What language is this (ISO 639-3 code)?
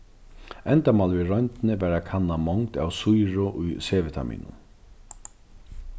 fao